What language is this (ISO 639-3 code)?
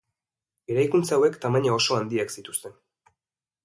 eus